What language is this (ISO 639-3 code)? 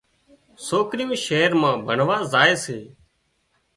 kxp